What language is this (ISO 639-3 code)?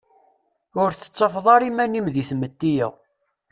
kab